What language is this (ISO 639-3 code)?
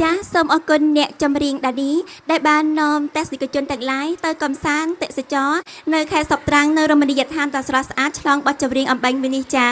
khm